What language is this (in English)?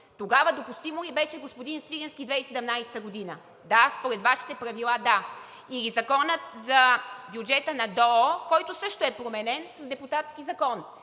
Bulgarian